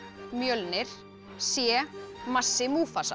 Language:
Icelandic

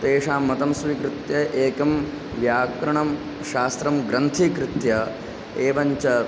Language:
Sanskrit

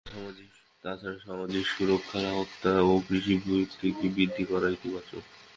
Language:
Bangla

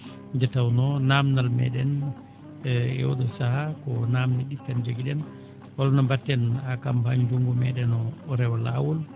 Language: Fula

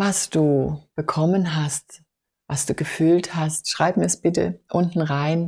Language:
German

